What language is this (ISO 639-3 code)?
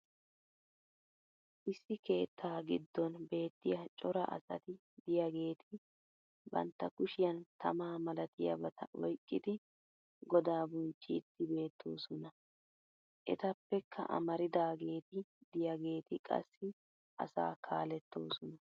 wal